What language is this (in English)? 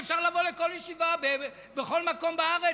Hebrew